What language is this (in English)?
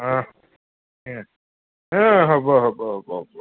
Assamese